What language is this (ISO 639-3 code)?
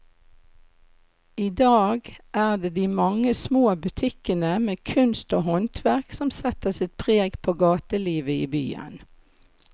nor